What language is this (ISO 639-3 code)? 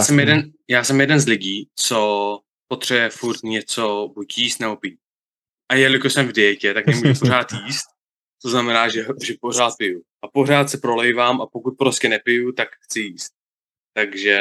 ces